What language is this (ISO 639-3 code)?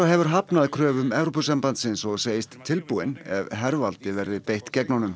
isl